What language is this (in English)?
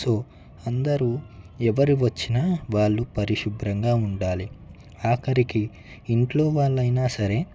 Telugu